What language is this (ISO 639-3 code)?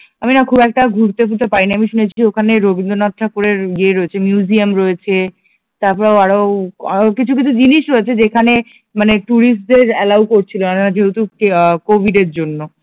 ben